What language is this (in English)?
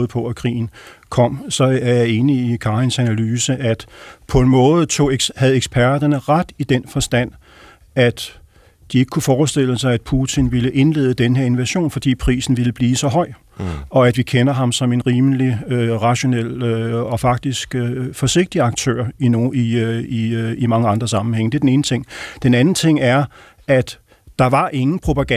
Danish